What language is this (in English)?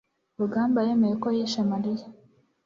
Kinyarwanda